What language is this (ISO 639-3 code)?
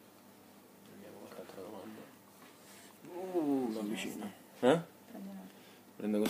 ita